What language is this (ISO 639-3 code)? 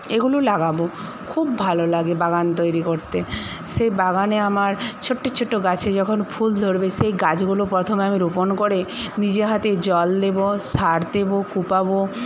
ben